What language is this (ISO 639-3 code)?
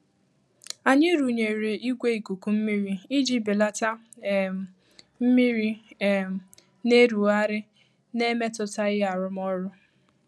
ibo